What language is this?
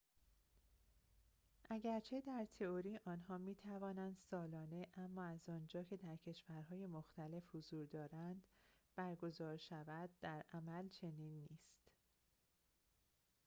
Persian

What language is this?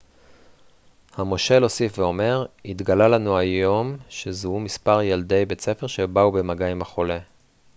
Hebrew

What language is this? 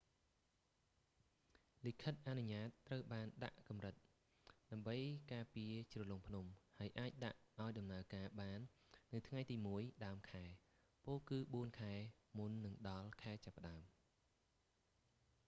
Khmer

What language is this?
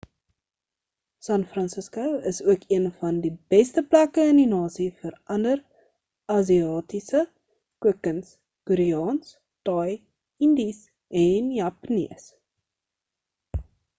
Afrikaans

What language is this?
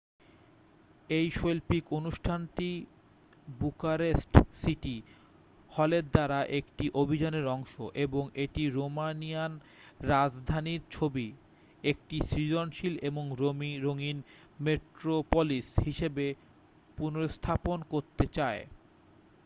Bangla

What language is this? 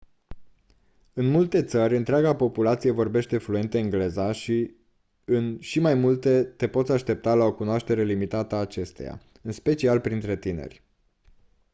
Romanian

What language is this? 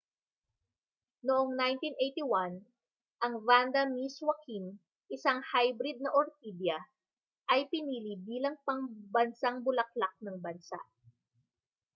Filipino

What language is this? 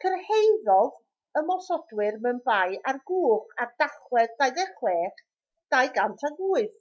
Welsh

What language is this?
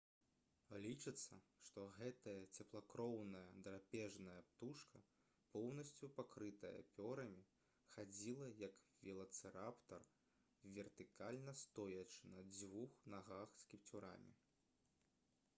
Belarusian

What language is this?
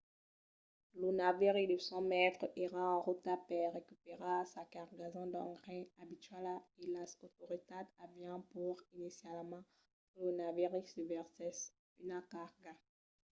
Occitan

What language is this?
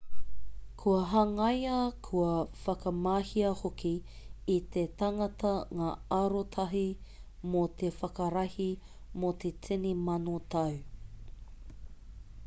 Māori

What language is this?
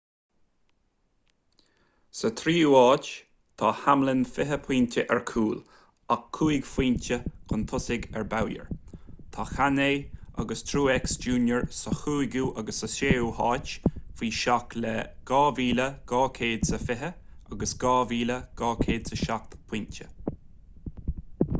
Irish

